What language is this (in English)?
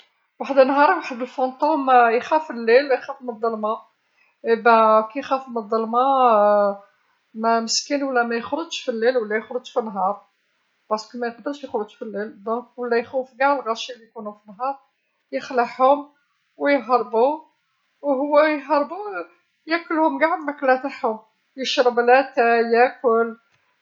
Algerian Arabic